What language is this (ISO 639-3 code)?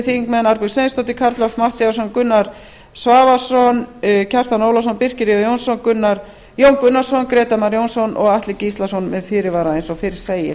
isl